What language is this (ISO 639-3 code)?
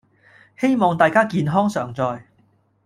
yue